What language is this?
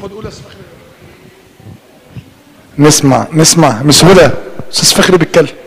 Arabic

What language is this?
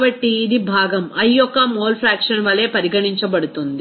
Telugu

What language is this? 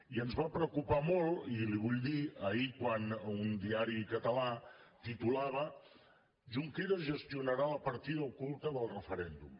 Catalan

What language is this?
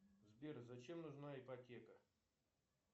Russian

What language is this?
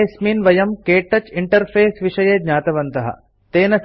Sanskrit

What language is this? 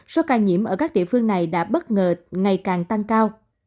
Vietnamese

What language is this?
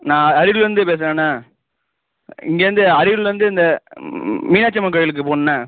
Tamil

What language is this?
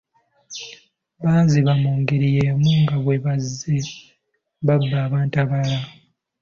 Ganda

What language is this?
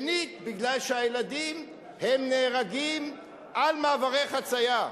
Hebrew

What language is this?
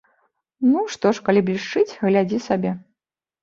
Belarusian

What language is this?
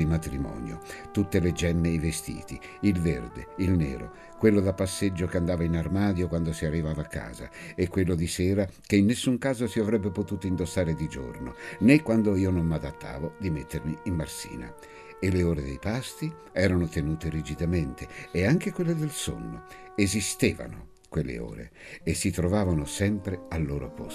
Italian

